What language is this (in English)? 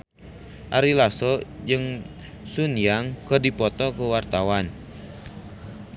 Sundanese